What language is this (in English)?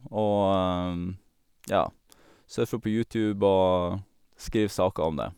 Norwegian